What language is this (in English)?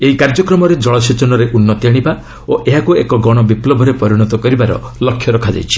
Odia